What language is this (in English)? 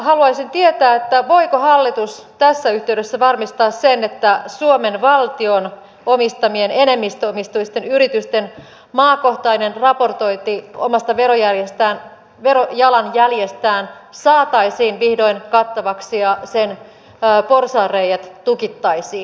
Finnish